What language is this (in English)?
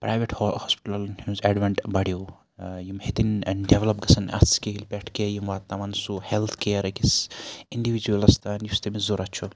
Kashmiri